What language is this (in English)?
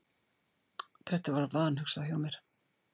Icelandic